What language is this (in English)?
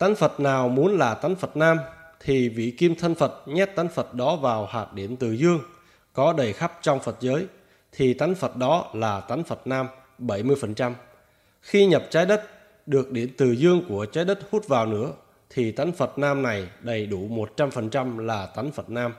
Vietnamese